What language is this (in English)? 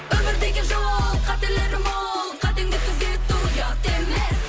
Kazakh